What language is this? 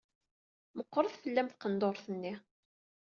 Kabyle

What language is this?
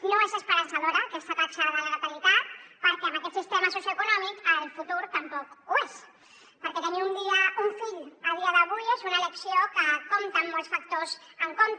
Catalan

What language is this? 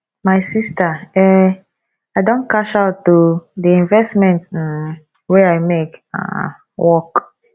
Nigerian Pidgin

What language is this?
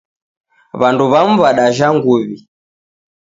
Taita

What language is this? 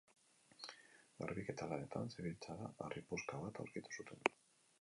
Basque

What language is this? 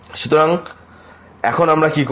Bangla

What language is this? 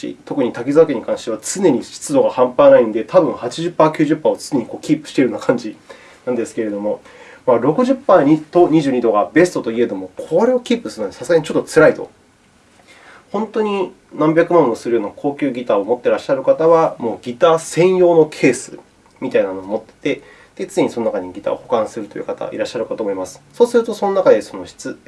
Japanese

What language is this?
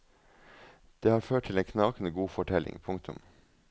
Norwegian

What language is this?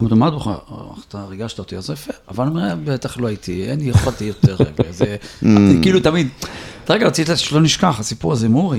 Hebrew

